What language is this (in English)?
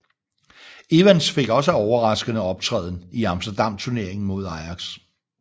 Danish